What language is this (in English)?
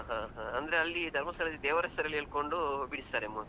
Kannada